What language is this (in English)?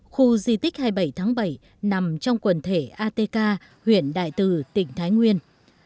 Vietnamese